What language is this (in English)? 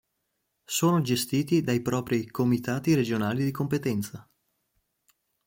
Italian